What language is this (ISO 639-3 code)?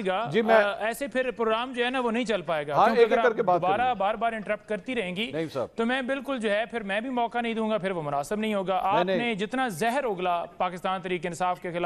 hin